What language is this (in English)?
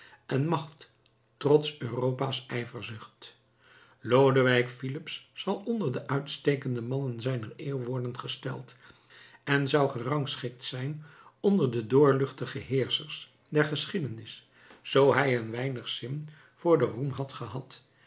Dutch